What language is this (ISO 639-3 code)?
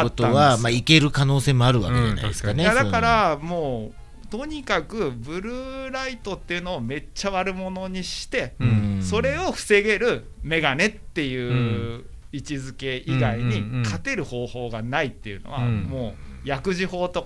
jpn